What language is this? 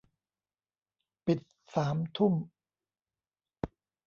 Thai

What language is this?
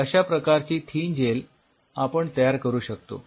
Marathi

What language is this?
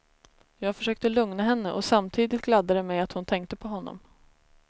Swedish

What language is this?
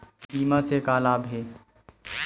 Chhattisgarhi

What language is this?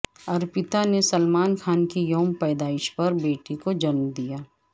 Urdu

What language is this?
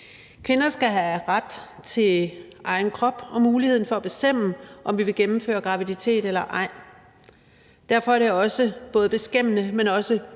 Danish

